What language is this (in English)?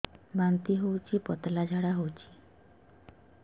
Odia